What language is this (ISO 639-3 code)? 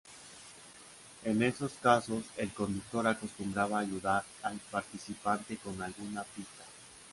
spa